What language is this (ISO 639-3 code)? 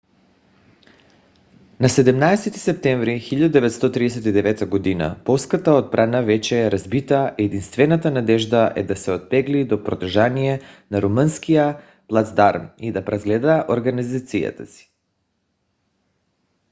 bul